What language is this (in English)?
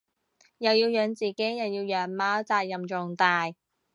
Cantonese